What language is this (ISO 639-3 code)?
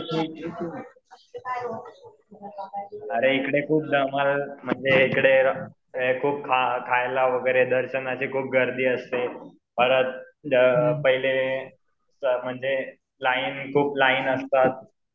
mar